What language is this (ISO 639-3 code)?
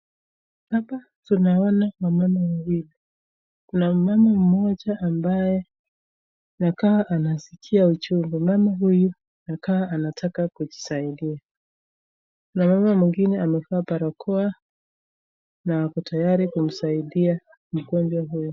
swa